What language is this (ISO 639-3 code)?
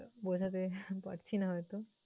ben